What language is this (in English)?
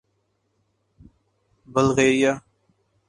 Urdu